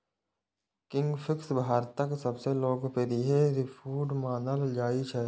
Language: Maithili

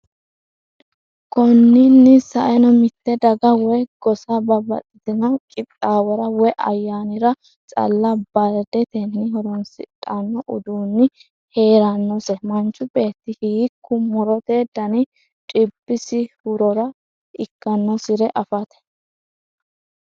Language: Sidamo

